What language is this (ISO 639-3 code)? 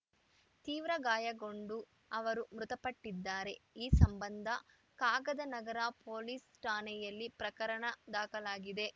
kan